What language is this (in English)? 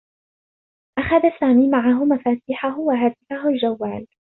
Arabic